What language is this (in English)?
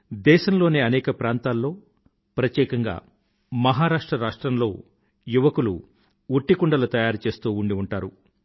Telugu